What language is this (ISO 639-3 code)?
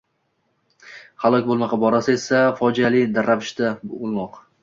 uzb